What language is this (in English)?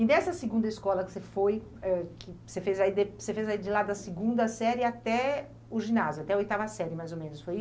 Portuguese